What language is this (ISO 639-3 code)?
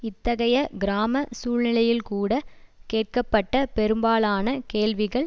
tam